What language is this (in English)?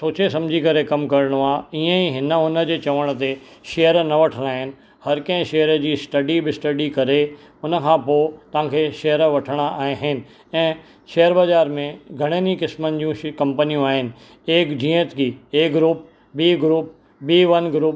Sindhi